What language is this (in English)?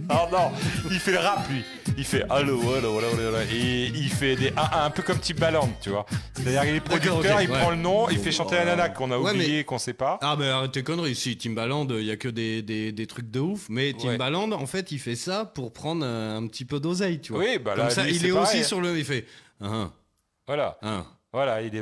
French